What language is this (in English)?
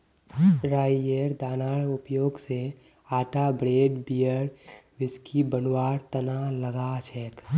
Magahi